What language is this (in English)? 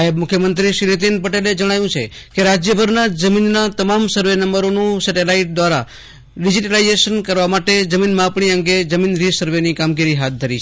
Gujarati